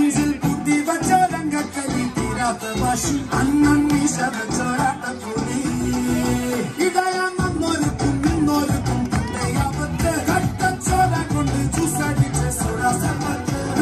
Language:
Arabic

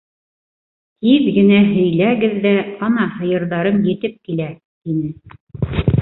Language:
Bashkir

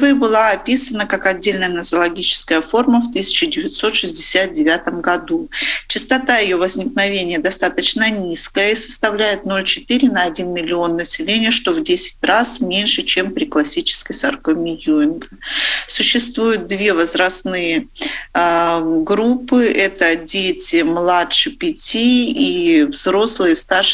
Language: Russian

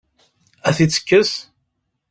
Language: Kabyle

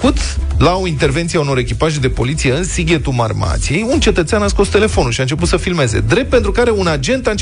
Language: Romanian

